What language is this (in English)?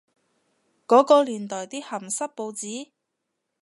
Cantonese